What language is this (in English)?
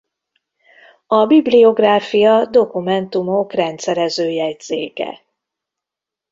Hungarian